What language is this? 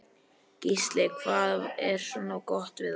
Icelandic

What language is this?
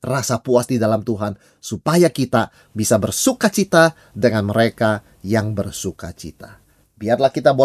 Indonesian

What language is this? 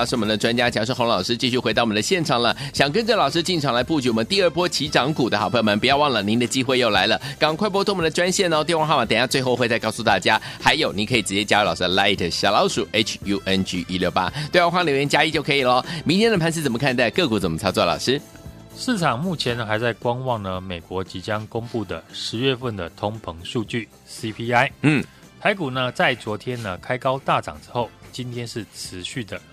Chinese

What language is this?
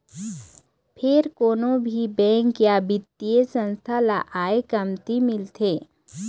Chhattisgarhi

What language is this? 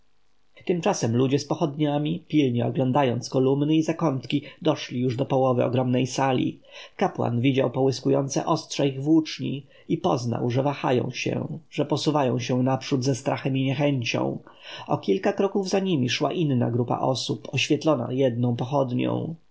Polish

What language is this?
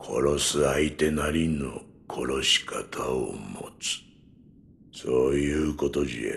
Japanese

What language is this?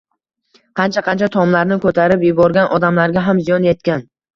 Uzbek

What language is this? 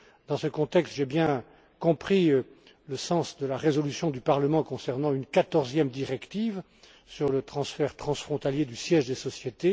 French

